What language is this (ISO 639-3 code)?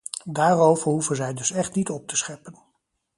nld